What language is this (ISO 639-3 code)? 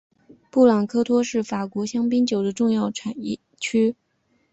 zho